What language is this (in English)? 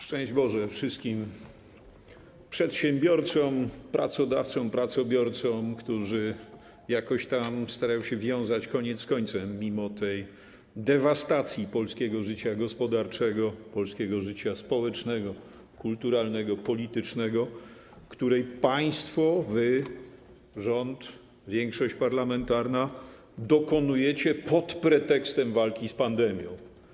Polish